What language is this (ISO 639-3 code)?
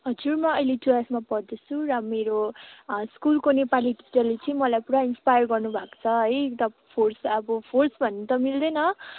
nep